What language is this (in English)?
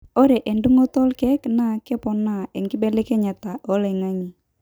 Masai